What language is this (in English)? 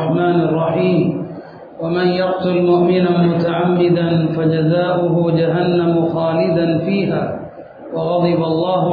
Tamil